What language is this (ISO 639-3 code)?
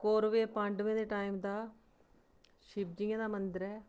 doi